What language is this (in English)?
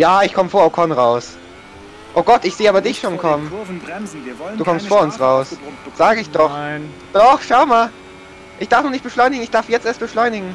German